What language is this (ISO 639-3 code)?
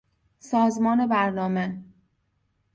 fas